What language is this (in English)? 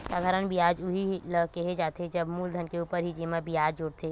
Chhattisgarhi